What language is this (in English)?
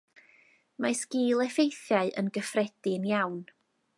Welsh